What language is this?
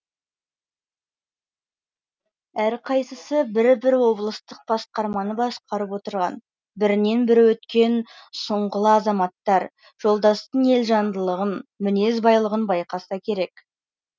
Kazakh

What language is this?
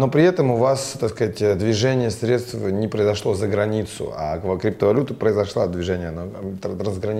Russian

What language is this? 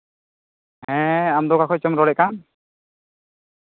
Santali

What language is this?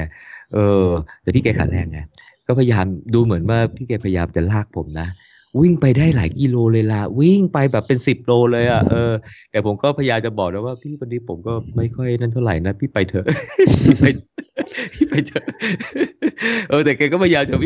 Thai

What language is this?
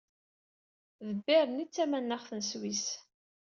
Kabyle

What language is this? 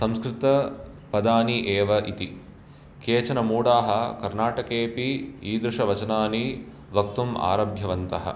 Sanskrit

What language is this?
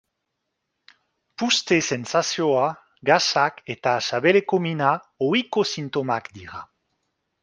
Basque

